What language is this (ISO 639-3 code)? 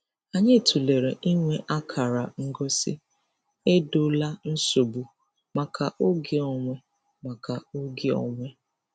ibo